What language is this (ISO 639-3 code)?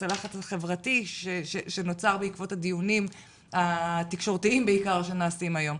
heb